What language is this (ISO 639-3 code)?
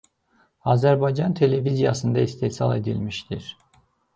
aze